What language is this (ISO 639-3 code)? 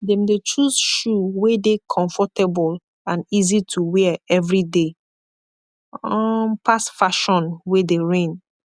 pcm